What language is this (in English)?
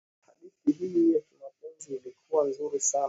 Swahili